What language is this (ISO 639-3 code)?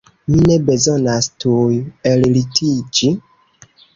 epo